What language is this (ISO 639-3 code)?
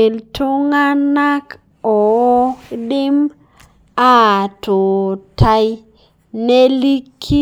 mas